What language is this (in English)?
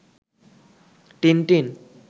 Bangla